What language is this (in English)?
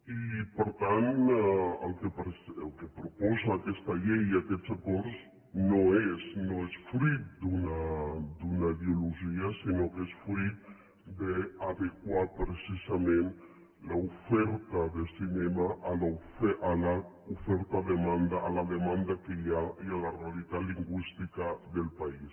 Catalan